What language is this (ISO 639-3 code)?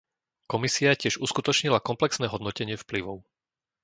slk